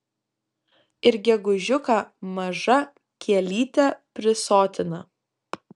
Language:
Lithuanian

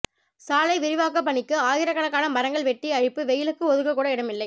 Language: Tamil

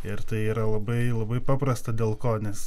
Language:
Lithuanian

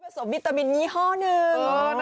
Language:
Thai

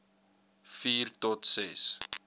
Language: Afrikaans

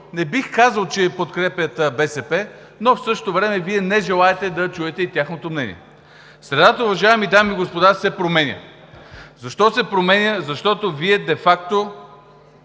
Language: Bulgarian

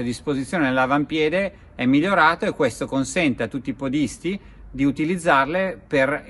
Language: Italian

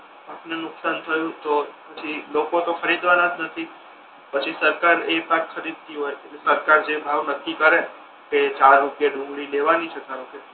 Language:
Gujarati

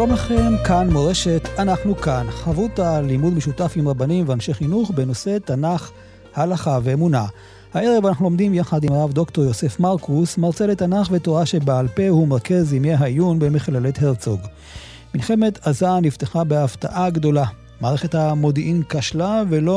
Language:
Hebrew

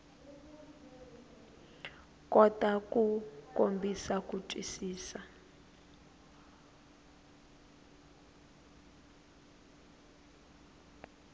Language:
Tsonga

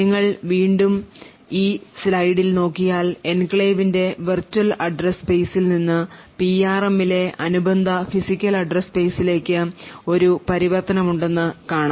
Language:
Malayalam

